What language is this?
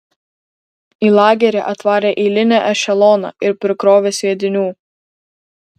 Lithuanian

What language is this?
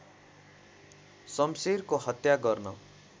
Nepali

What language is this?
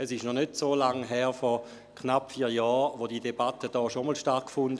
Swiss German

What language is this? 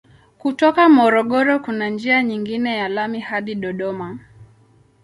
Swahili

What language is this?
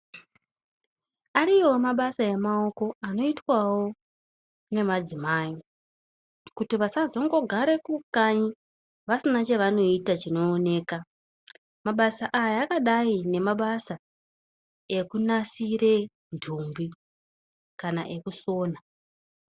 Ndau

